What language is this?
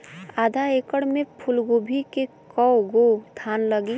Bhojpuri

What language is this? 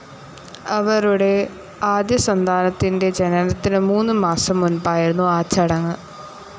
Malayalam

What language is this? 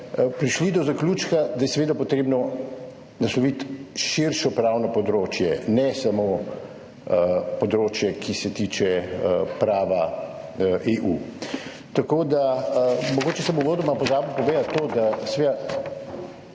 Slovenian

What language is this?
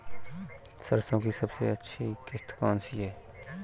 Hindi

